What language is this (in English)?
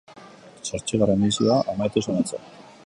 Basque